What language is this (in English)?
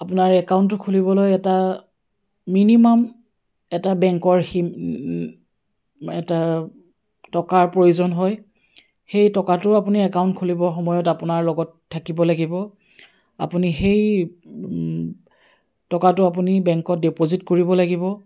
Assamese